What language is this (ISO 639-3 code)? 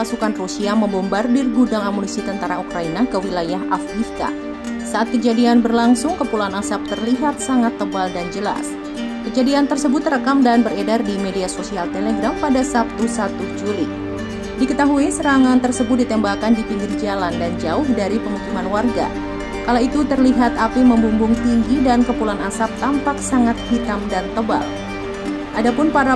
ind